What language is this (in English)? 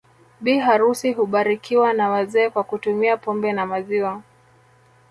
Swahili